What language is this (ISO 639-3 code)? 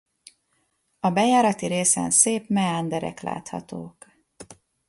hun